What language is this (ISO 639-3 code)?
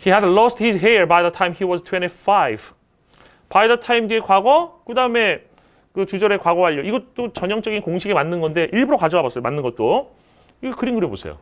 kor